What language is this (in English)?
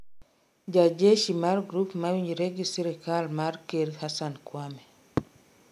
Luo (Kenya and Tanzania)